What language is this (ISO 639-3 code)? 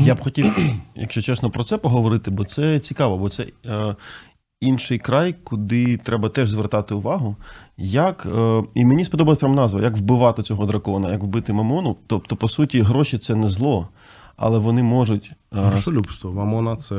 ukr